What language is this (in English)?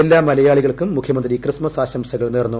Malayalam